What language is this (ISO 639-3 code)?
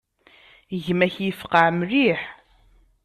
kab